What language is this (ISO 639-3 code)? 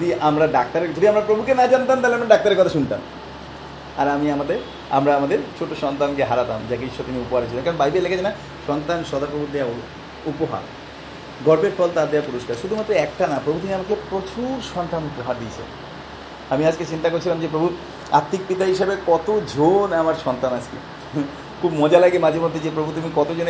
ben